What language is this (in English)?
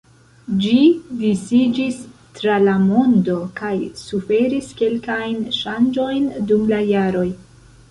Esperanto